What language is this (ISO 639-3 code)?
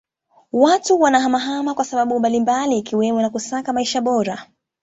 swa